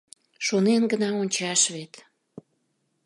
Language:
Mari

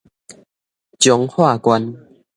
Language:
Min Nan Chinese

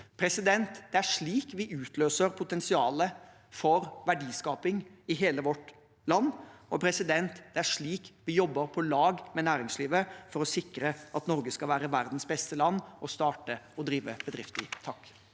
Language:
Norwegian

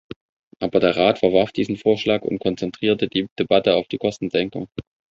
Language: German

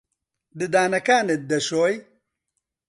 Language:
Central Kurdish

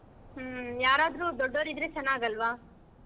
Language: Kannada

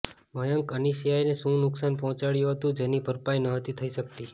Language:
Gujarati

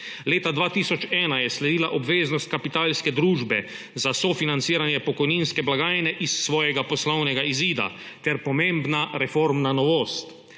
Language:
Slovenian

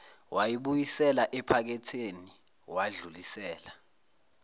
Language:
Zulu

